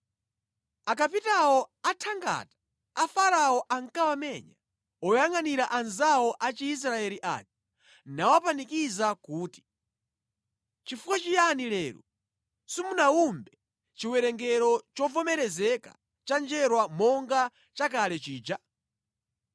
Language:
Nyanja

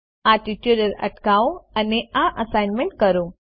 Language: Gujarati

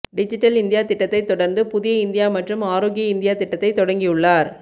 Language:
Tamil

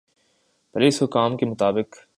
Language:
Urdu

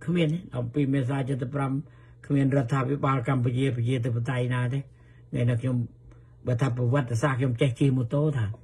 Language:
Thai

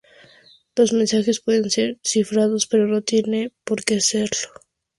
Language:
Spanish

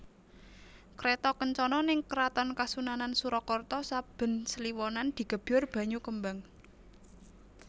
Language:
Javanese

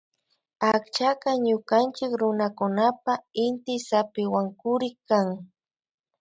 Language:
Imbabura Highland Quichua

